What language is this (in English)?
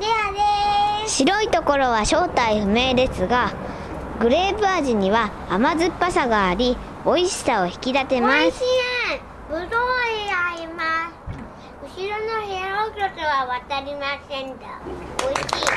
Japanese